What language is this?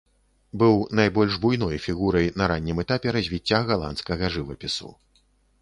Belarusian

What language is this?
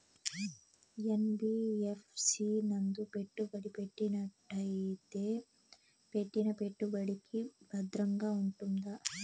Telugu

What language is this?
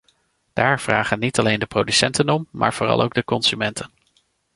Dutch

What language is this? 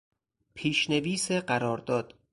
Persian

